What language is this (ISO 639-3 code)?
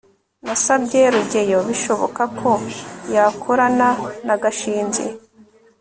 kin